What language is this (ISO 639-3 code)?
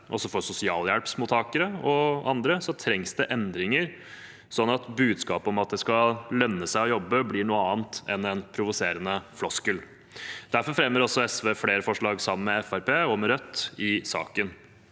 nor